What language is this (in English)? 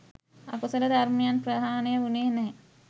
Sinhala